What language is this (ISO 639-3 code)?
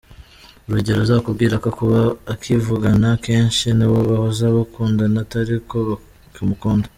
kin